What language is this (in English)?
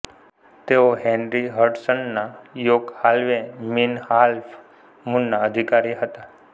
Gujarati